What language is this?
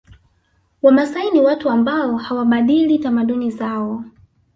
Swahili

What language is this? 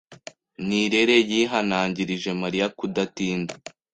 Kinyarwanda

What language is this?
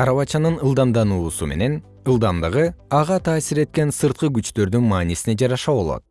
Kyrgyz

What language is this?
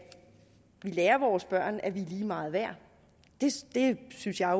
Danish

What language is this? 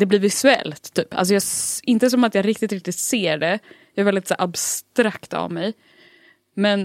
Swedish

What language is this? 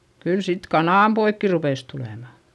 Finnish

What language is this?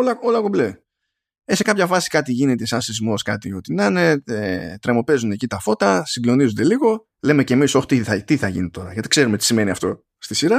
Greek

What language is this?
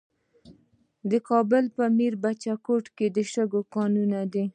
Pashto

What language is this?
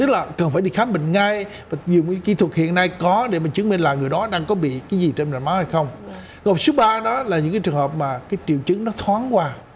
Vietnamese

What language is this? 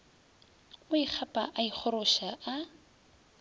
Northern Sotho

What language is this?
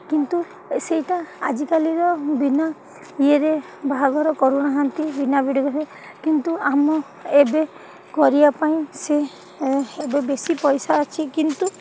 Odia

